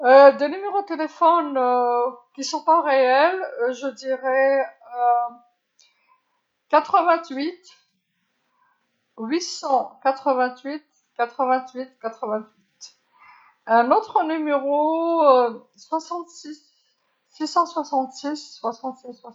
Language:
Algerian Arabic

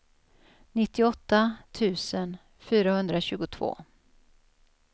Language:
Swedish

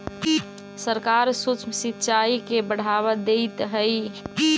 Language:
Magahi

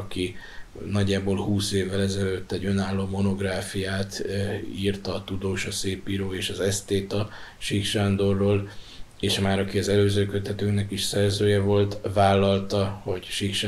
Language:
Hungarian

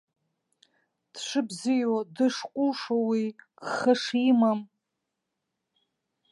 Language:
Abkhazian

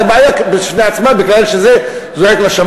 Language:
Hebrew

